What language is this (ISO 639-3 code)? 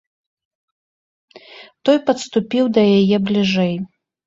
bel